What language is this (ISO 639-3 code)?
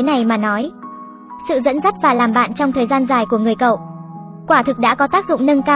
vie